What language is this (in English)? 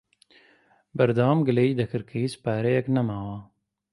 Central Kurdish